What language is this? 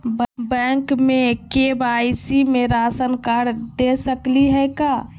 Magahi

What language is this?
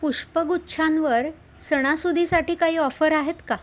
Marathi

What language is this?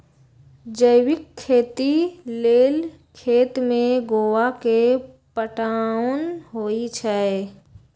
Magahi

